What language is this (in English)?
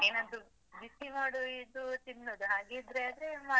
Kannada